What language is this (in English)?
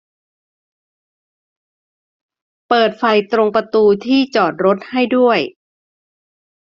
Thai